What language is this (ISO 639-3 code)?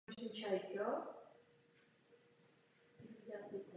ces